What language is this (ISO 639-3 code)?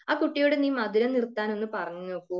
mal